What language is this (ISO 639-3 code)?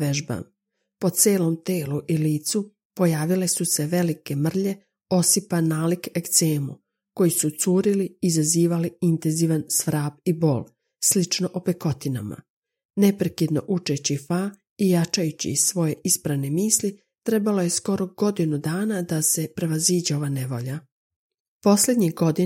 hrv